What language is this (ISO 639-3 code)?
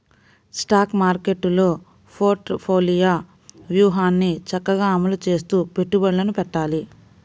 tel